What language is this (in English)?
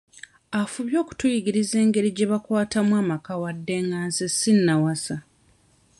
Ganda